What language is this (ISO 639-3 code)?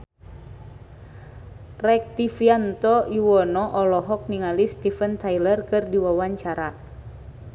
sun